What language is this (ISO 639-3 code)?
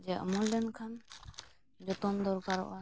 sat